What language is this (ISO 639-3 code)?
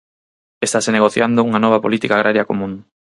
glg